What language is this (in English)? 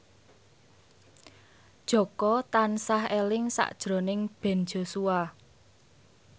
Javanese